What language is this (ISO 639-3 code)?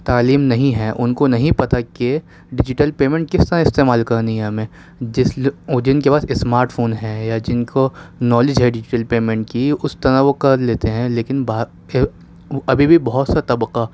urd